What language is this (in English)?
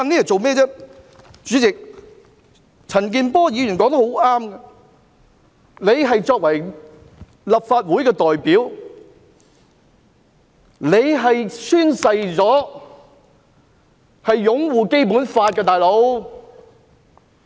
Cantonese